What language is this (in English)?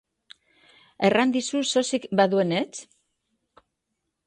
Basque